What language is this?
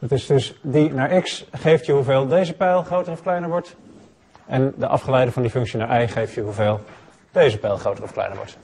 Dutch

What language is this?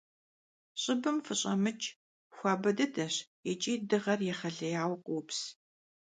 Kabardian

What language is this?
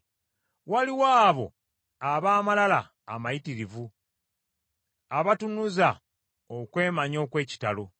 Ganda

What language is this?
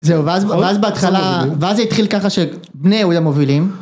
Hebrew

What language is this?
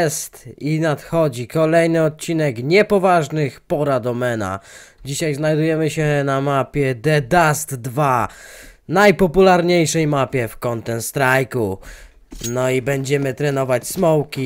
Polish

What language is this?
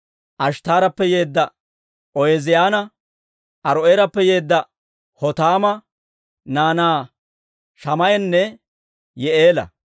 Dawro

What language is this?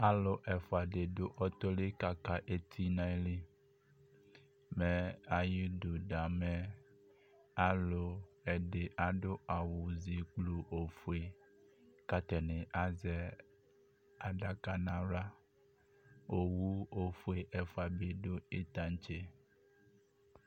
Ikposo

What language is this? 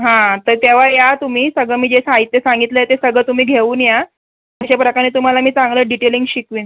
Marathi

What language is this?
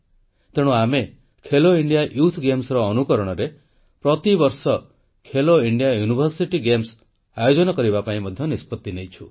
Odia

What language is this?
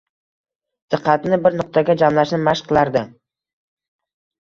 Uzbek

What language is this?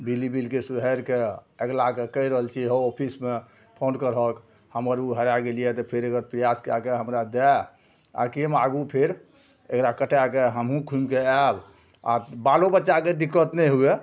Maithili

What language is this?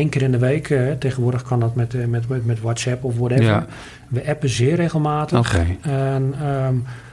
Dutch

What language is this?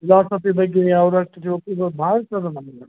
Kannada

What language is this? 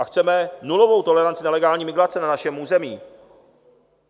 Czech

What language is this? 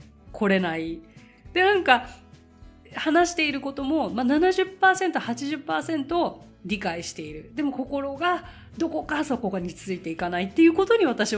Japanese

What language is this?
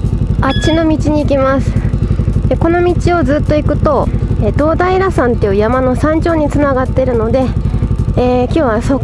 Japanese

